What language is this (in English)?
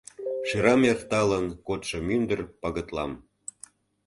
Mari